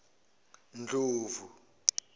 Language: Zulu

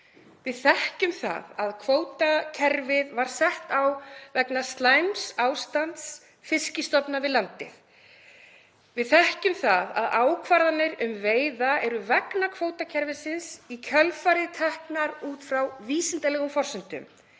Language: Icelandic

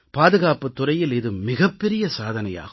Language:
Tamil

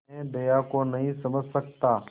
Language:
Hindi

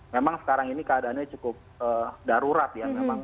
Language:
Indonesian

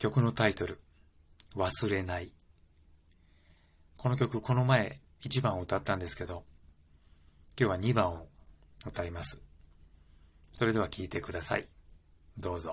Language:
Japanese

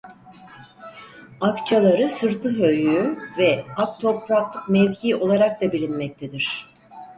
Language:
Turkish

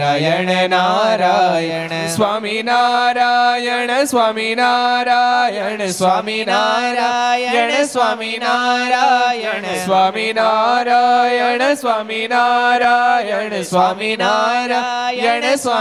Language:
Gujarati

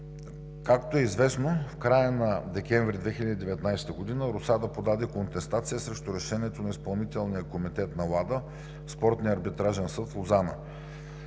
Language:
Bulgarian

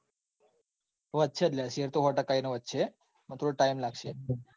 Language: Gujarati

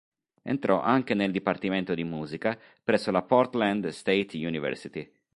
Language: Italian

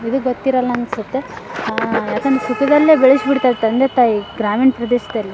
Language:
Kannada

